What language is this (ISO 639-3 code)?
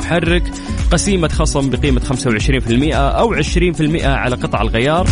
ara